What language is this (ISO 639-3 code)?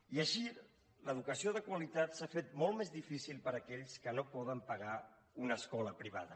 cat